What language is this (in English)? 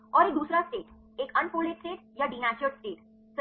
Hindi